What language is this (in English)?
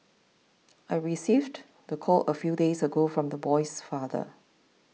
English